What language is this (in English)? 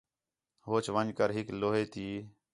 Khetrani